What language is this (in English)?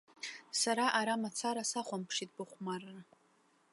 Abkhazian